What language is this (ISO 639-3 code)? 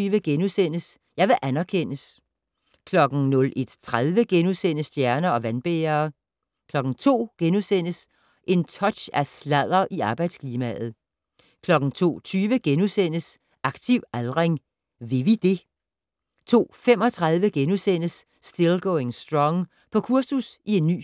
dan